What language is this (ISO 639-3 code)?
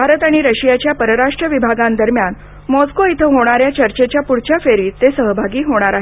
mar